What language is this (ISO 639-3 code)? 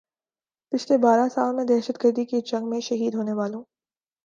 urd